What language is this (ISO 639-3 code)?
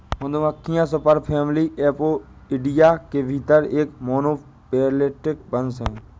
hin